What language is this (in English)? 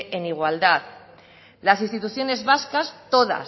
Spanish